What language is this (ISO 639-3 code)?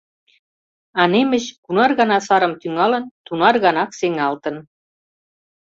chm